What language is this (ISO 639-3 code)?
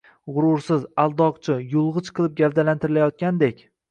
uzb